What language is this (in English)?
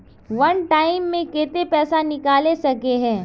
Magahi